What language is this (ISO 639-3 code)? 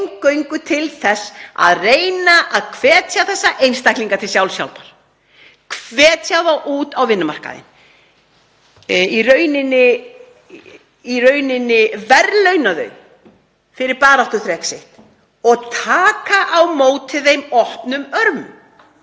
isl